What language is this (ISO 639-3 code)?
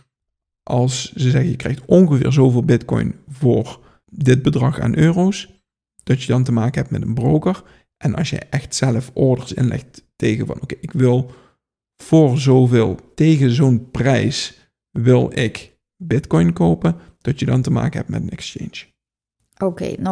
nld